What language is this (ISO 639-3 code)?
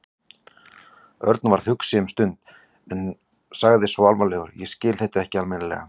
isl